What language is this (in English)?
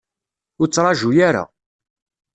Kabyle